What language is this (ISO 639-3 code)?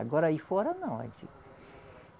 por